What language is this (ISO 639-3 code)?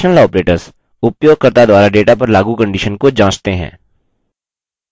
hin